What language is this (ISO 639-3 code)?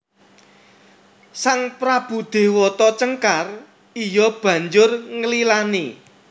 jav